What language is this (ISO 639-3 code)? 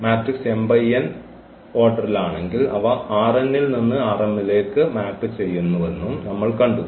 mal